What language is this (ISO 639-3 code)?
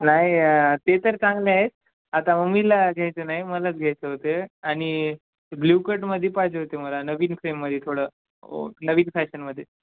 mar